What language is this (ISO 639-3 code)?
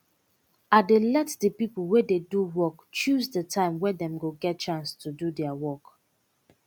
pcm